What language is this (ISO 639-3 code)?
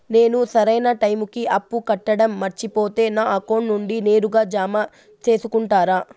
tel